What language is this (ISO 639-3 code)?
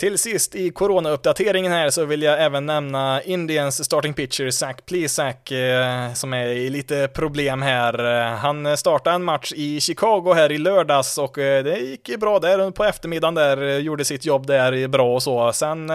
swe